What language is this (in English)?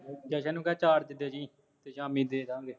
Punjabi